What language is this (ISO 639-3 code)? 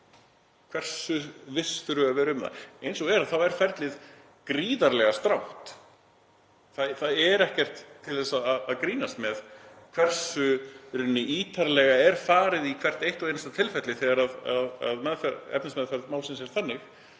isl